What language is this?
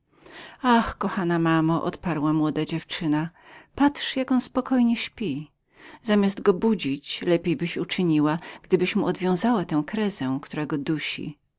Polish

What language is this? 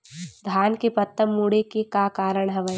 Chhattisgarhi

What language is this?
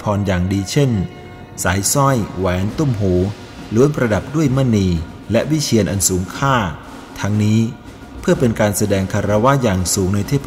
Thai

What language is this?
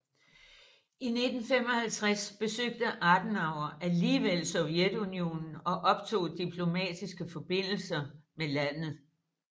Danish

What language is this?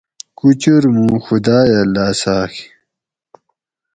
Gawri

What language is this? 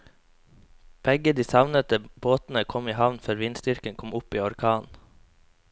Norwegian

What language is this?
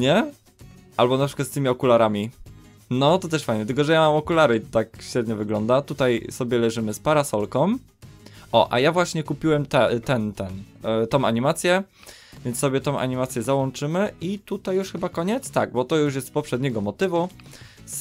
Polish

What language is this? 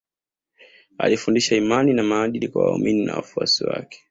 Swahili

